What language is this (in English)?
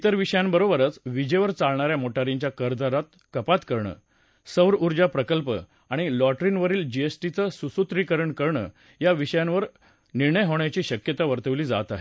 Marathi